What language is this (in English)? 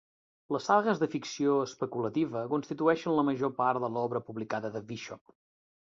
Catalan